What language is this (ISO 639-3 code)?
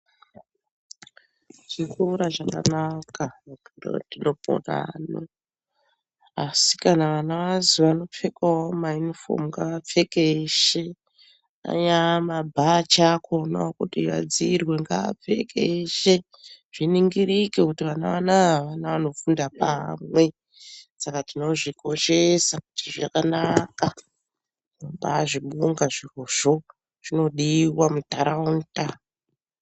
ndc